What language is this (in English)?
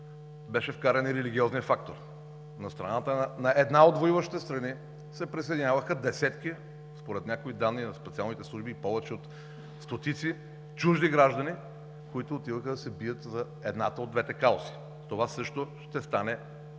Bulgarian